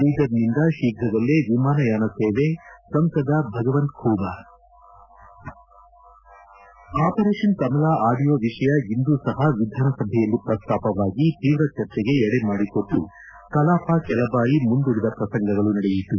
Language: Kannada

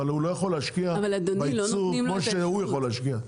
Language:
Hebrew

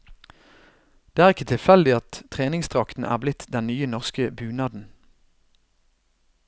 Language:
Norwegian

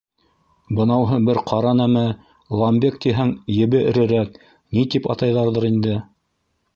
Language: Bashkir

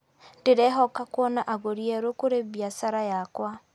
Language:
Kikuyu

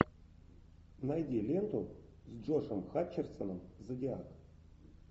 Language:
Russian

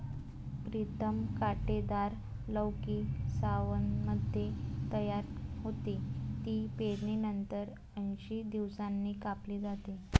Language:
Marathi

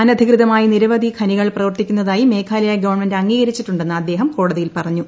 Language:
Malayalam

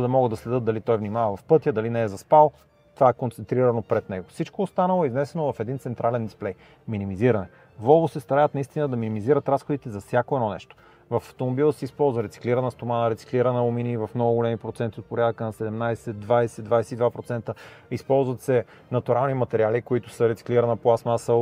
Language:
Bulgarian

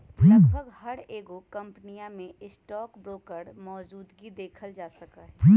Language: Magahi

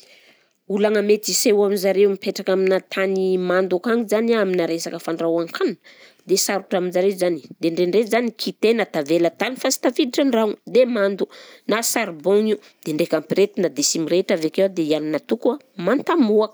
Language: Southern Betsimisaraka Malagasy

